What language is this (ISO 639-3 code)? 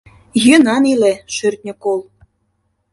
chm